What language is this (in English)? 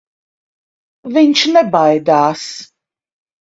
Latvian